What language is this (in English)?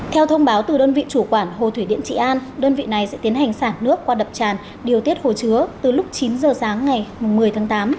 Vietnamese